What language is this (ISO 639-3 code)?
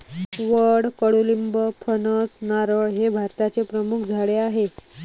mar